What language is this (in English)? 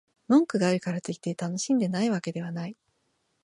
Japanese